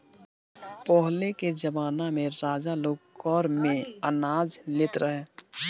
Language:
Bhojpuri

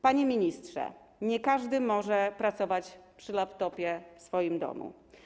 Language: Polish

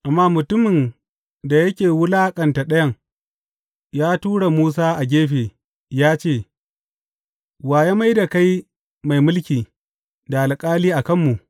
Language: Hausa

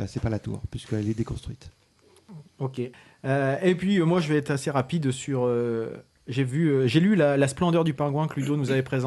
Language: French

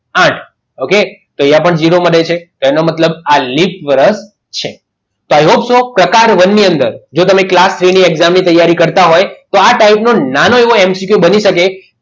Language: Gujarati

